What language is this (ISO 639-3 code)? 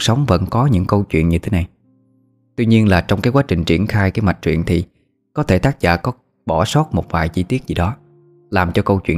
vie